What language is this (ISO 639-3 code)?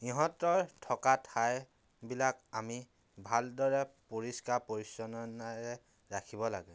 asm